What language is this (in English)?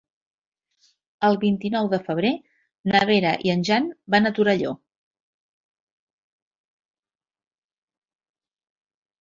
Catalan